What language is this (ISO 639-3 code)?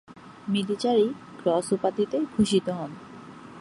ben